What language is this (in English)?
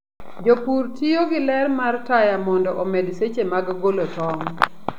Luo (Kenya and Tanzania)